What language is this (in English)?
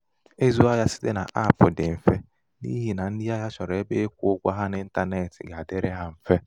Igbo